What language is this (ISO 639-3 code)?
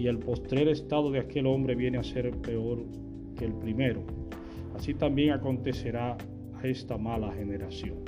spa